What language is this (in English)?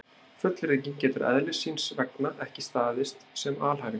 Icelandic